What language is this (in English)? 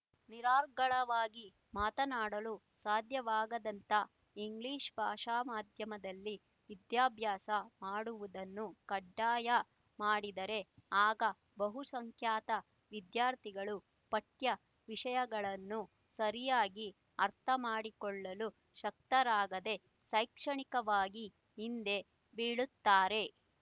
Kannada